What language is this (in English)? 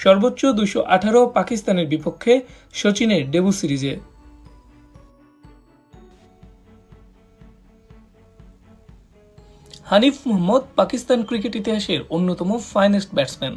Hindi